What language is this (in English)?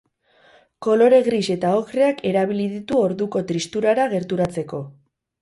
Basque